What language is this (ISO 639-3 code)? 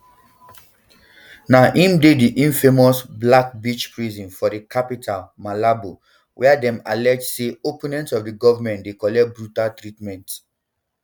pcm